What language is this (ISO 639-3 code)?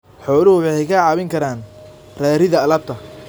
som